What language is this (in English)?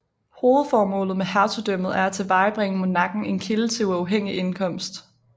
Danish